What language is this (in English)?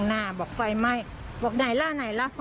Thai